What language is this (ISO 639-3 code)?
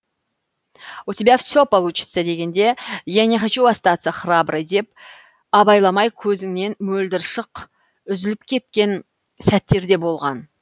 kaz